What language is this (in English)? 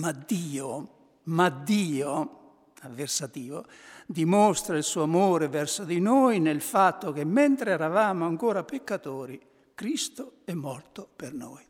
Italian